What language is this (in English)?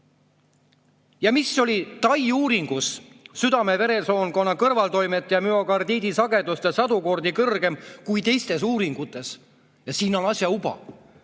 Estonian